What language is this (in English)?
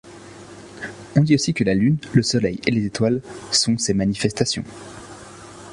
French